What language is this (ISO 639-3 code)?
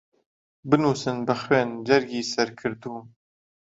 ckb